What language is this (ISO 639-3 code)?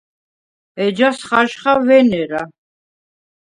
sva